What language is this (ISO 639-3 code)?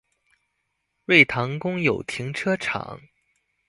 zho